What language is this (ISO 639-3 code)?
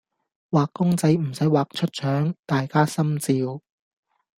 yue